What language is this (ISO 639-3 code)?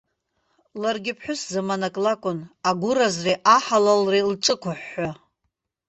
abk